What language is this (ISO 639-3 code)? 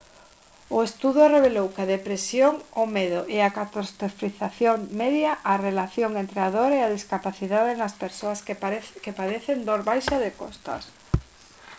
glg